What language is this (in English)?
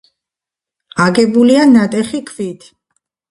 Georgian